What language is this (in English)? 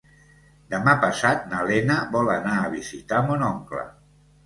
Catalan